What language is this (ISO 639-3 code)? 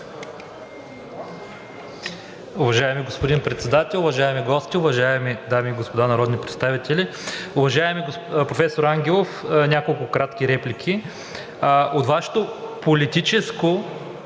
bul